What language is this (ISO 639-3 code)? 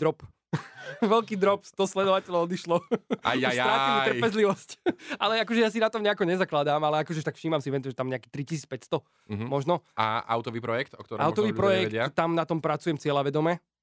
slk